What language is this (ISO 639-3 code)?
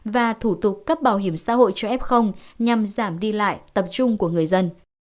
vie